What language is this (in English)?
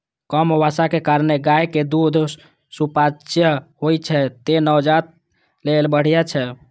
Maithili